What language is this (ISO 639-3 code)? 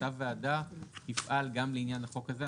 heb